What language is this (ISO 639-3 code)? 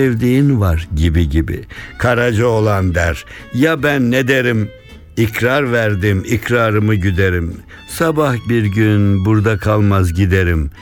tur